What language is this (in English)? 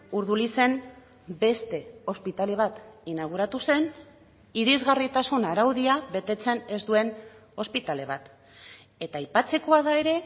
Basque